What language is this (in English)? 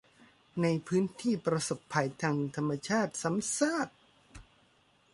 Thai